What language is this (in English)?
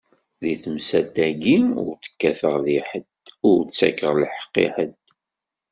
Kabyle